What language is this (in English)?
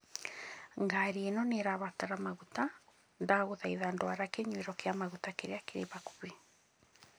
Kikuyu